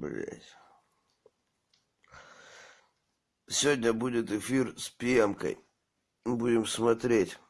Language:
Russian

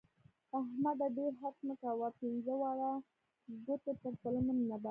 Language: Pashto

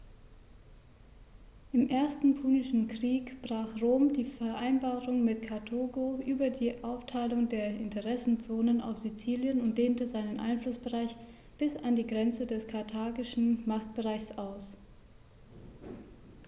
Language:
German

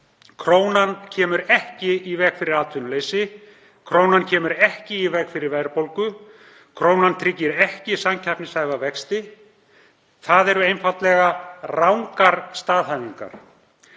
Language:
Icelandic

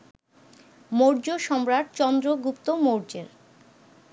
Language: Bangla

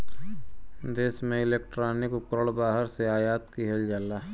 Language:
Bhojpuri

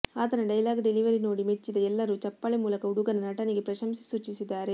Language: Kannada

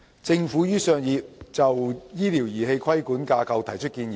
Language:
Cantonese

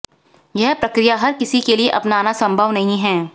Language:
Hindi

